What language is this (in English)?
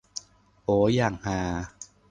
Thai